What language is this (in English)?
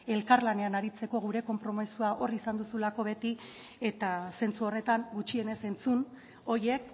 Basque